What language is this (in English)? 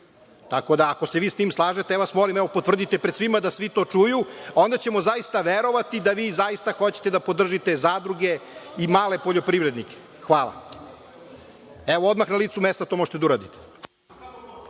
Serbian